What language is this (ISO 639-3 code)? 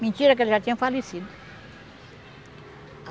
por